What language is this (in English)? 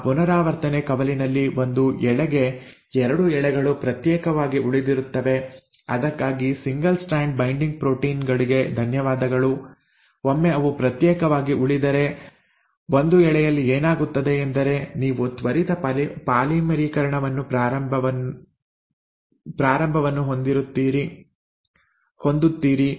Kannada